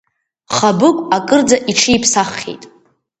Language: Abkhazian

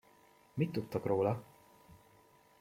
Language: Hungarian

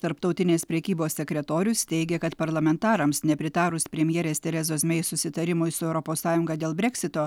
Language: Lithuanian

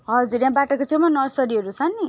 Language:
Nepali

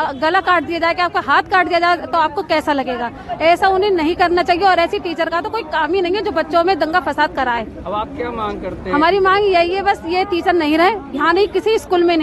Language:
Hindi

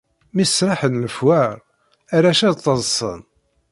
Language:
Kabyle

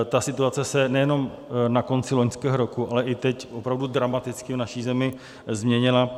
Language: Czech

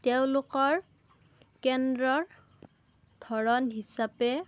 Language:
Assamese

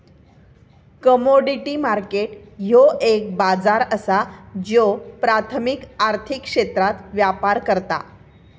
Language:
Marathi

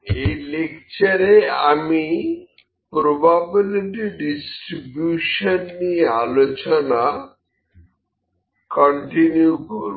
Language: Bangla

